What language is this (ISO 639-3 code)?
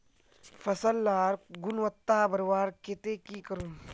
mag